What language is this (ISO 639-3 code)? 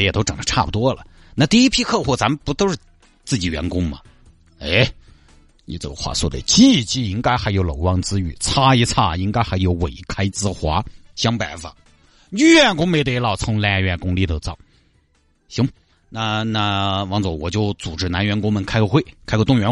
zho